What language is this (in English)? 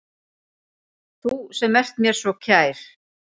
Icelandic